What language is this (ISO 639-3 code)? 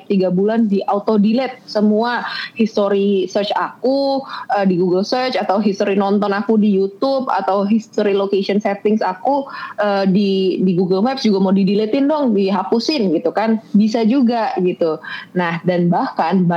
ind